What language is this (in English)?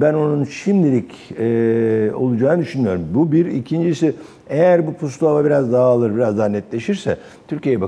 Turkish